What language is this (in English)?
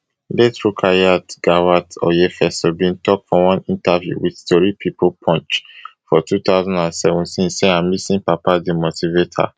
Nigerian Pidgin